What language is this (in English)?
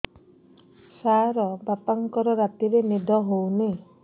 Odia